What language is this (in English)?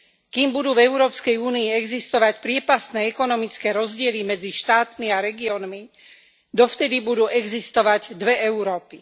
Slovak